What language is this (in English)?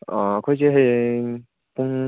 Manipuri